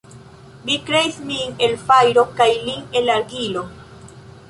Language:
Esperanto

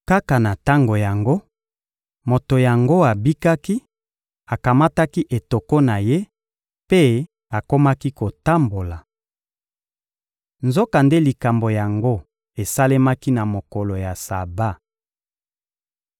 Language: Lingala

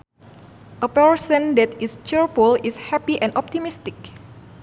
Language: Sundanese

